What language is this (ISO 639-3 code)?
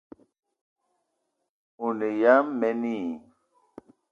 eto